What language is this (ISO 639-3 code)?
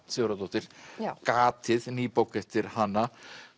isl